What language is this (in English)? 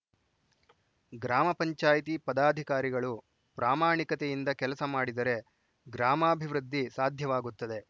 Kannada